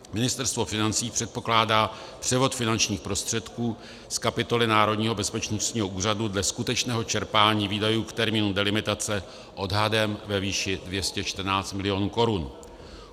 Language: Czech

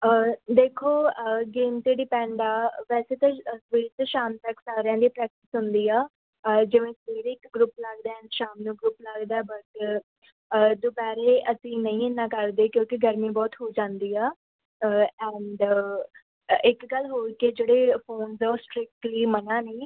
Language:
Punjabi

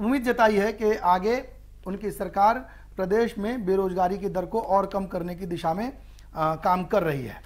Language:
Hindi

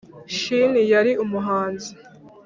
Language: Kinyarwanda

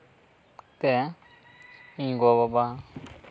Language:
Santali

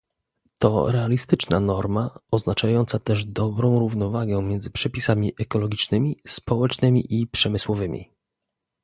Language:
Polish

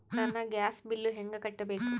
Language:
Kannada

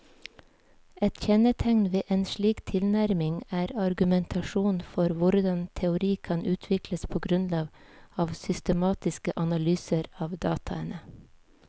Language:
Norwegian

